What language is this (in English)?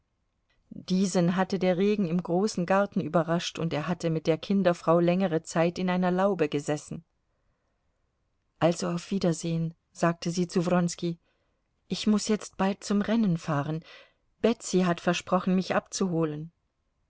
German